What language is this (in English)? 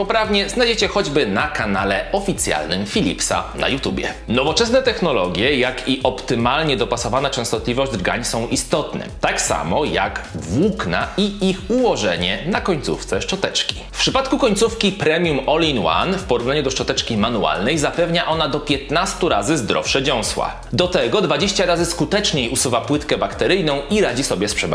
Polish